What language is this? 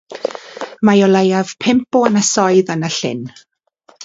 Welsh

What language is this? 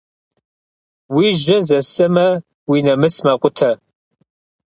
Kabardian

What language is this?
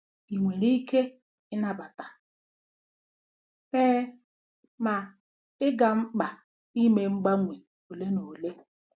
Igbo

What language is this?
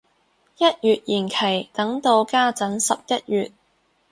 Cantonese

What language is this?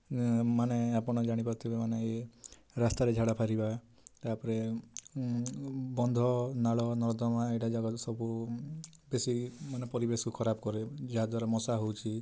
Odia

